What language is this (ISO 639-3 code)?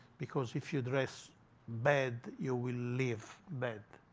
eng